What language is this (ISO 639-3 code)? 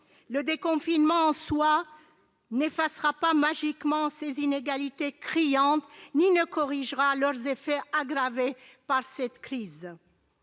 fra